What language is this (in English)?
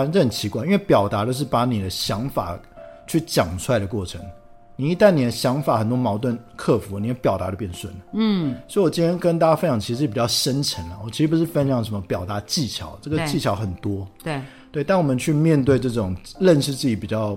Chinese